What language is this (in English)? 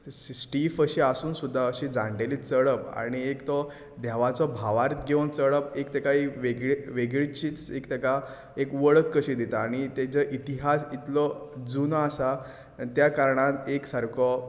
Konkani